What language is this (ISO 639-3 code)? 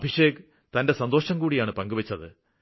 mal